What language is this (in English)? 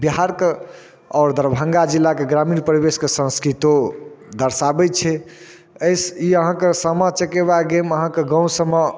Maithili